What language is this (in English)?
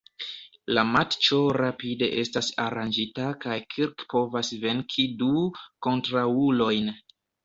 Esperanto